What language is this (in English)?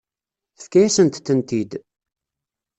Kabyle